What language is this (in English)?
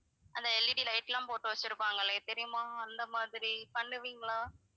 Tamil